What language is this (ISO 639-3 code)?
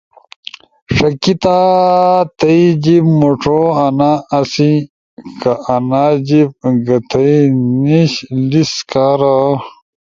ush